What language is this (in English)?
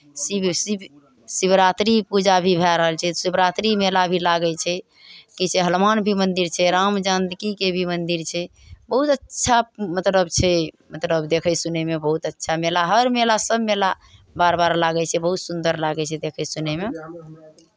Maithili